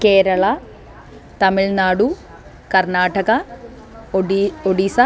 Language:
Sanskrit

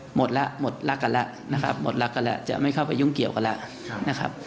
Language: Thai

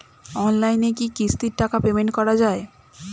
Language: Bangla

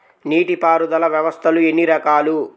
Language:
Telugu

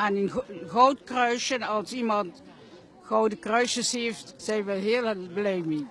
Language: Dutch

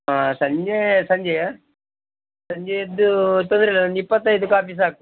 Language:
Kannada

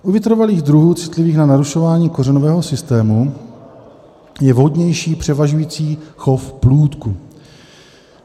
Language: Czech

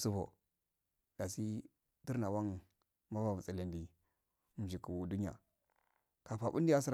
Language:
Afade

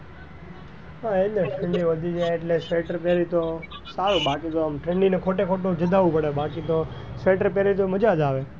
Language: Gujarati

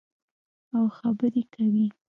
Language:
Pashto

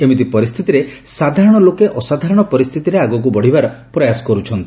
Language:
Odia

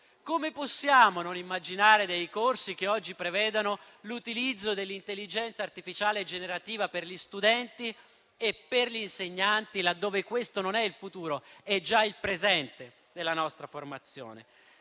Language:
Italian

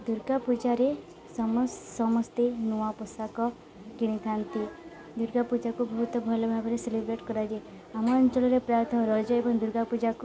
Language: Odia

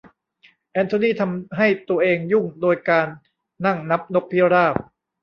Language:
Thai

